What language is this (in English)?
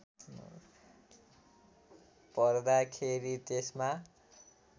Nepali